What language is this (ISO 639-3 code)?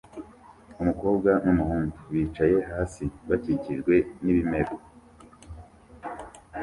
kin